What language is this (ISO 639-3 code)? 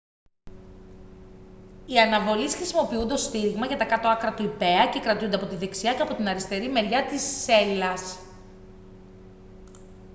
ell